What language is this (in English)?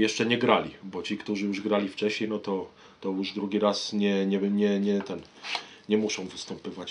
Polish